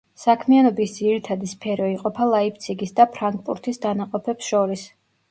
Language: Georgian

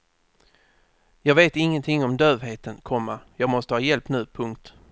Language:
Swedish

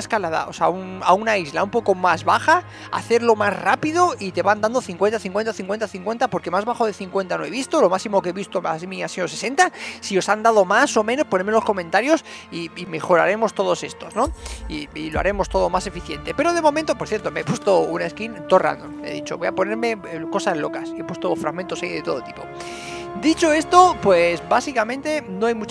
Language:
Spanish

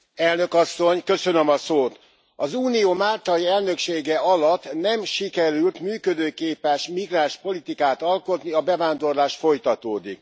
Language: Hungarian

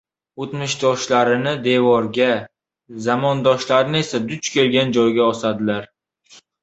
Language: Uzbek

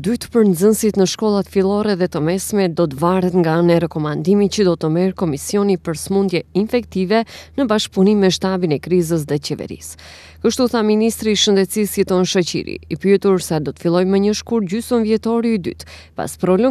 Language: Romanian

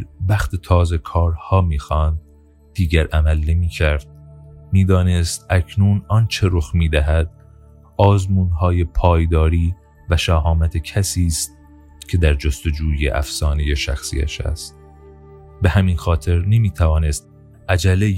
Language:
Persian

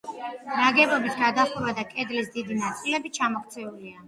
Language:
Georgian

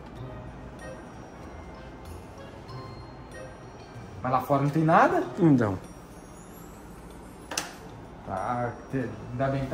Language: Portuguese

